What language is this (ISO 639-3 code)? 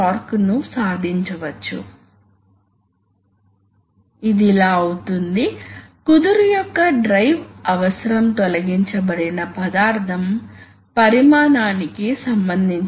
tel